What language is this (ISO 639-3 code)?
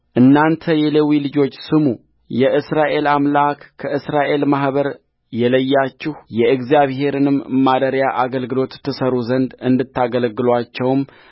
amh